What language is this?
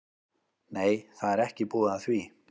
Icelandic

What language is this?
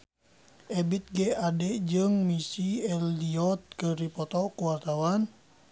Sundanese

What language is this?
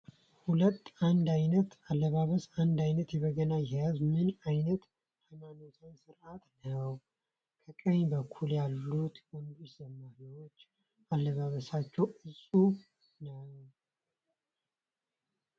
Amharic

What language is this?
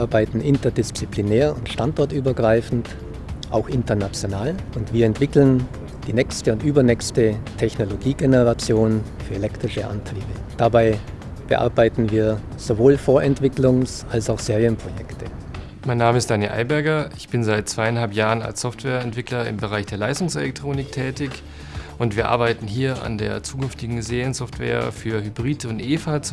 German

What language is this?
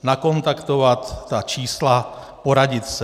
Czech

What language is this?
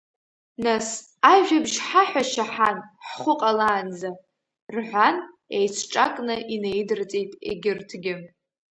Abkhazian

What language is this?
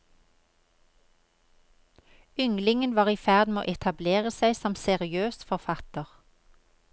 Norwegian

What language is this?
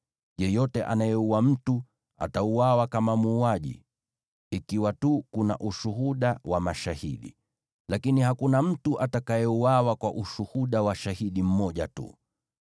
Swahili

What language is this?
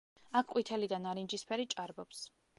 Georgian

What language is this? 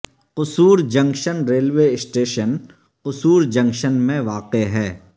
Urdu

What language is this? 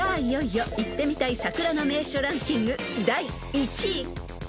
Japanese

